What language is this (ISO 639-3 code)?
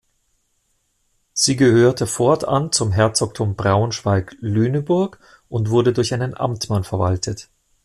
deu